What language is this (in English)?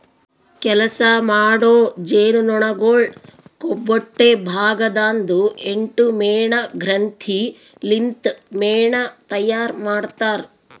Kannada